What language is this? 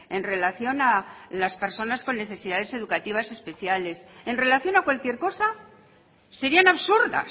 Spanish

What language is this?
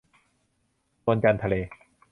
Thai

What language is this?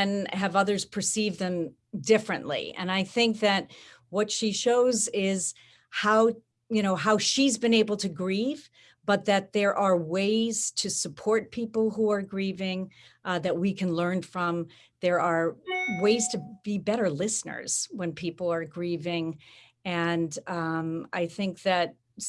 English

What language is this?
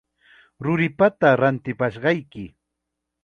Chiquián Ancash Quechua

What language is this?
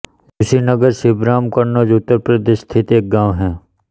Hindi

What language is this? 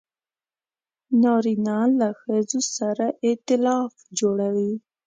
Pashto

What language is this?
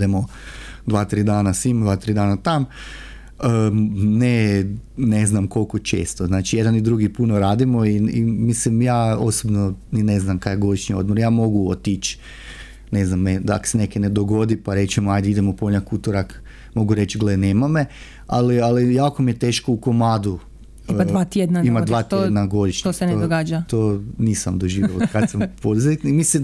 Croatian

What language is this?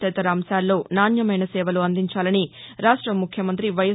Telugu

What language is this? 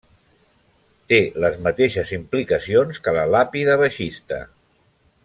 Catalan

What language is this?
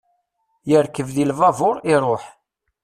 Kabyle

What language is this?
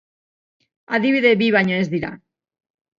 Basque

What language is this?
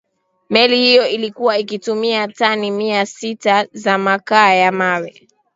Swahili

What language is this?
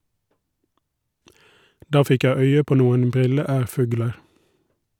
Norwegian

